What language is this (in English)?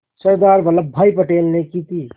Hindi